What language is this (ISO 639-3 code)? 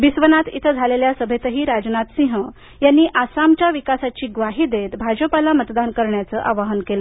mar